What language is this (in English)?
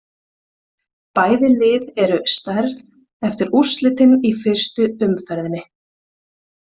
Icelandic